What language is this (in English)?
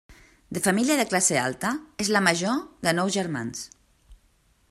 Catalan